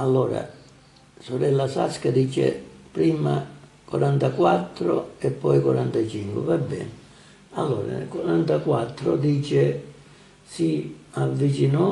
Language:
Italian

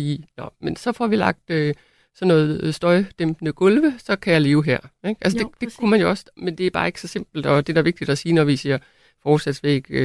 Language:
Danish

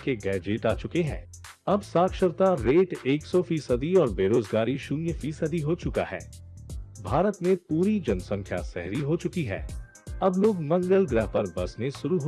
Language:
Hindi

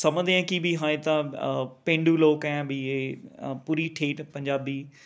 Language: Punjabi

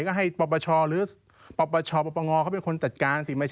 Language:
Thai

